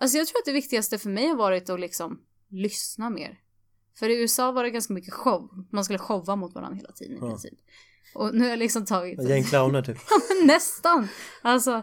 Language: Swedish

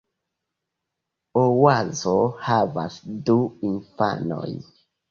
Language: Esperanto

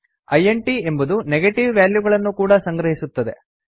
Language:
Kannada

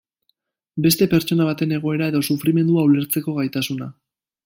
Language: Basque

